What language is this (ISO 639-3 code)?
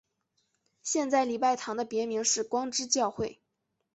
zho